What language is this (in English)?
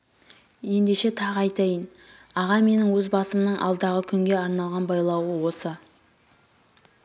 Kazakh